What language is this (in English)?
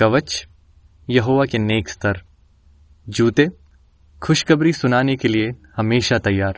Hindi